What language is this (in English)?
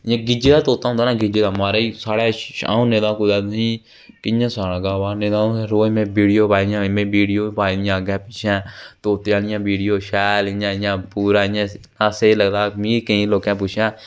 Dogri